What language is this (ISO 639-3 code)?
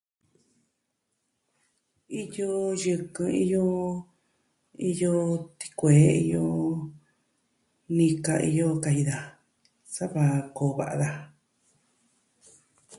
meh